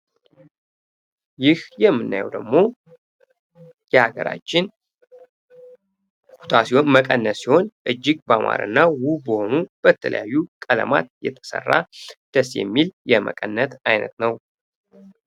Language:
Amharic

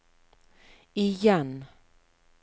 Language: Norwegian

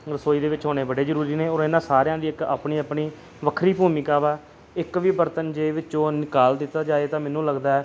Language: Punjabi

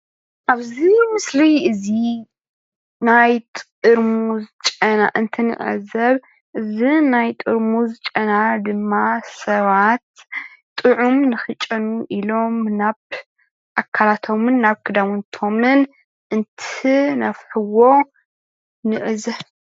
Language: Tigrinya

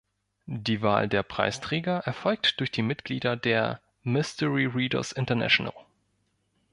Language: German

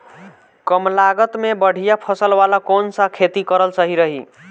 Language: Bhojpuri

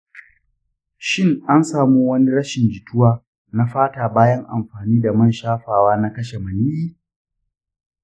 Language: Hausa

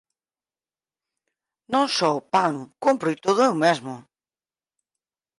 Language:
Galician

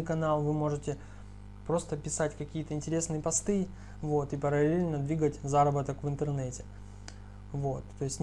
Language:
Russian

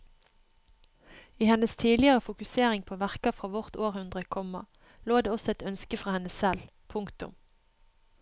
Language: Norwegian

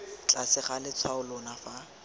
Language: Tswana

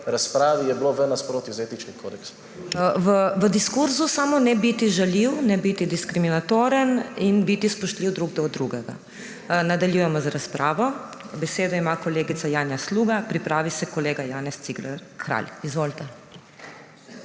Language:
Slovenian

